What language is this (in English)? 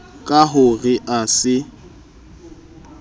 Southern Sotho